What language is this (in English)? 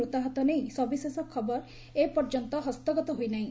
Odia